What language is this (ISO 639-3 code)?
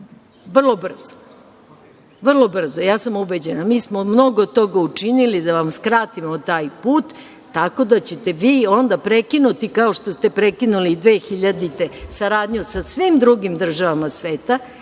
srp